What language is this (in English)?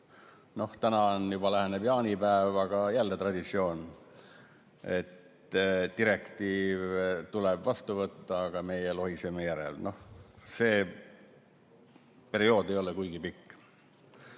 Estonian